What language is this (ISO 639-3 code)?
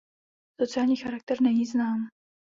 ces